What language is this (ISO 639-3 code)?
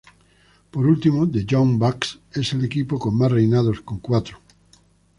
spa